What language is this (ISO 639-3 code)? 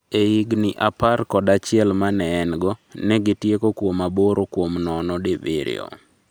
luo